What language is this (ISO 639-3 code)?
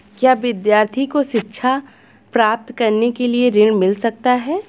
hin